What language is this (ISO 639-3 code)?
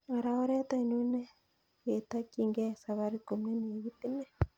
kln